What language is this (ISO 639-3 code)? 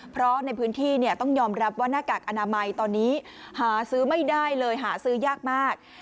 tha